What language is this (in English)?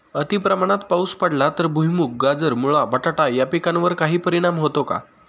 Marathi